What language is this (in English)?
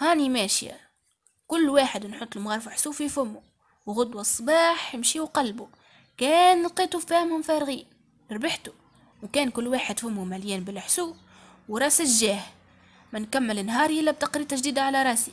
Arabic